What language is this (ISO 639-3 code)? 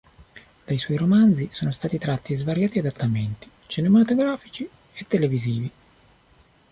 ita